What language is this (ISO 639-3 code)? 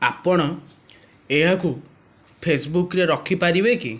ori